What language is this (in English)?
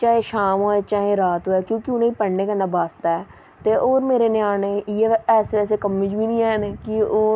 Dogri